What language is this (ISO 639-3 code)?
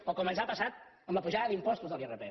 cat